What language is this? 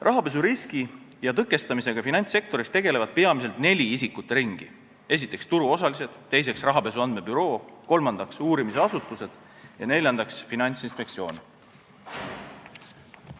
Estonian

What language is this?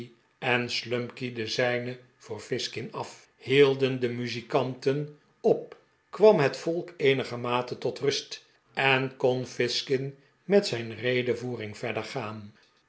Dutch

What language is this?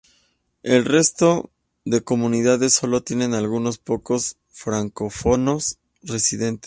Spanish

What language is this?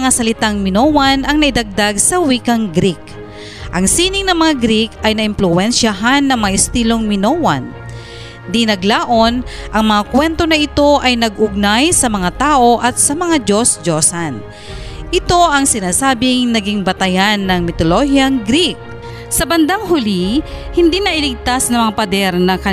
Filipino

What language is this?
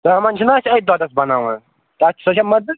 Kashmiri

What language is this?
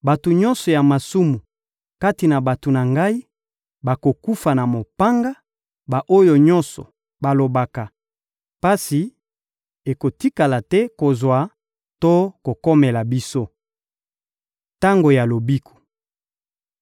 Lingala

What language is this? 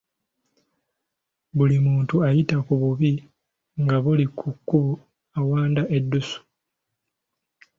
Ganda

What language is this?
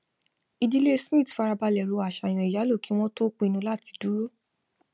Yoruba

